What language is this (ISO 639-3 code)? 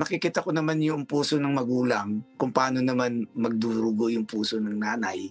fil